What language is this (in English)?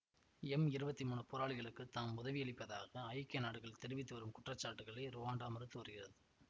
Tamil